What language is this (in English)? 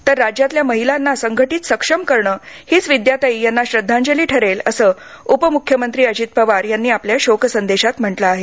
Marathi